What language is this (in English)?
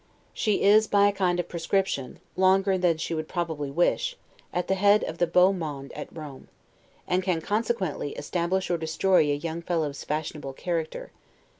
English